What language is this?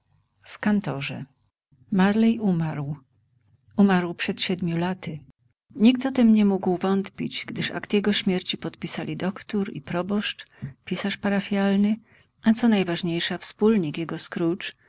Polish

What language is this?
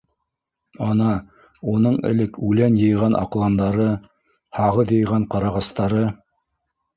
Bashkir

